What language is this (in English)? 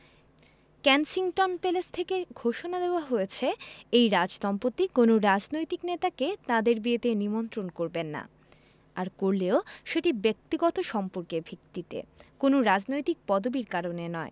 Bangla